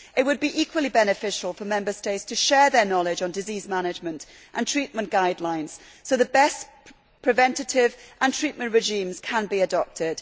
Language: English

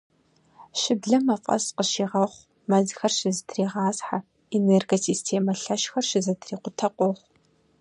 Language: Kabardian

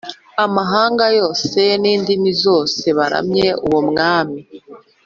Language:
Kinyarwanda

